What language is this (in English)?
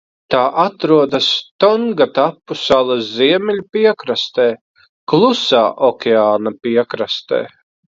Latvian